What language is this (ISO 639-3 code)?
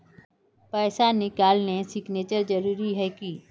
mag